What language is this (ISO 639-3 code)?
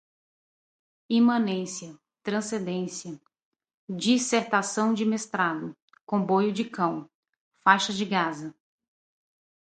por